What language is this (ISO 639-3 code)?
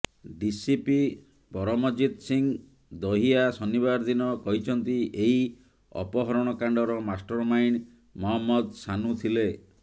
ori